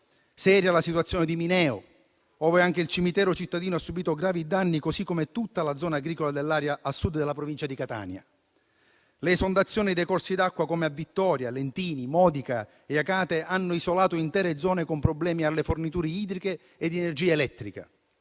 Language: Italian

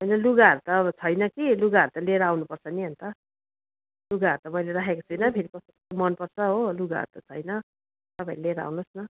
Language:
Nepali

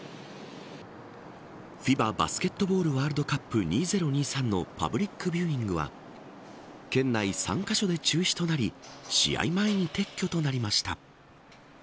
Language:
Japanese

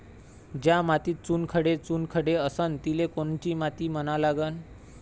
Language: Marathi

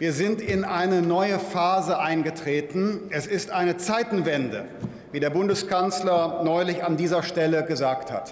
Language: German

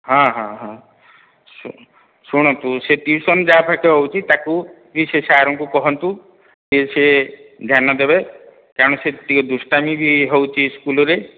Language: Odia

